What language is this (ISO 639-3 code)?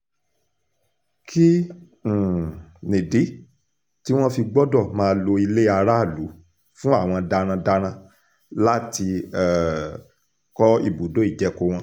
yor